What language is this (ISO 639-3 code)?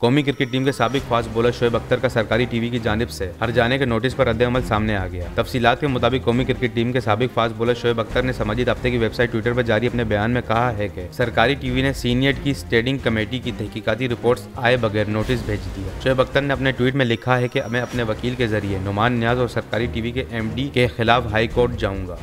hin